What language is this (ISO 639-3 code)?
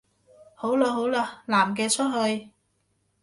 yue